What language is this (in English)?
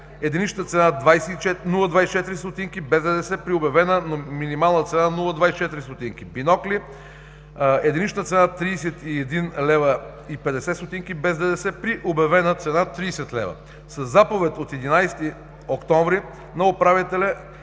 Bulgarian